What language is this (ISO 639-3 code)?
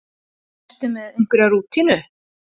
isl